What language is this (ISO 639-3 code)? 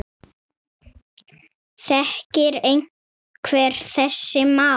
isl